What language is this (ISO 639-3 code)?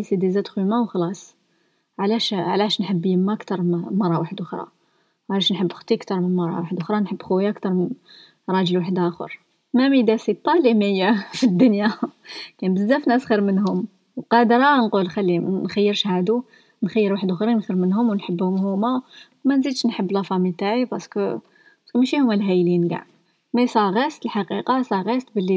ara